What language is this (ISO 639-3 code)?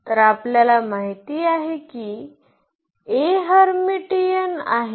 mar